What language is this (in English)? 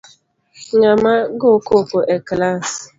Luo (Kenya and Tanzania)